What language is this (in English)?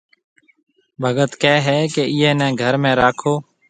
Marwari (Pakistan)